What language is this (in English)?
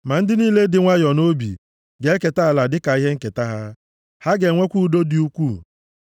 Igbo